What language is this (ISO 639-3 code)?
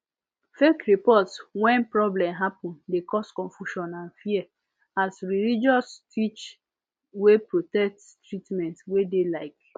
pcm